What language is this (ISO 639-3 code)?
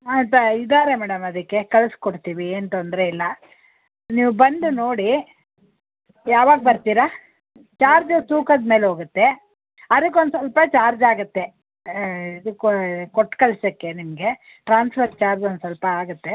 kan